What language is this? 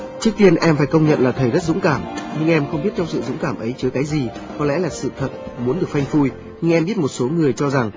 Vietnamese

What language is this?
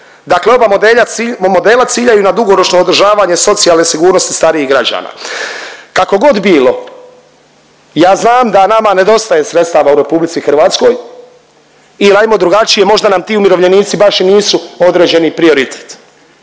Croatian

